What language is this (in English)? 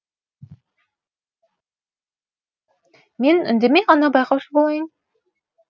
Kazakh